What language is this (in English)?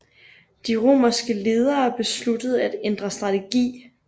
Danish